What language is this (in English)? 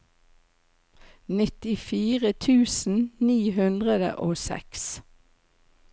Norwegian